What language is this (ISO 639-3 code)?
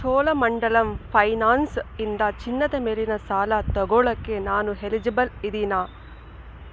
kan